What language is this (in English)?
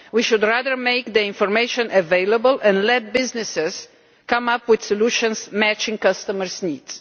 English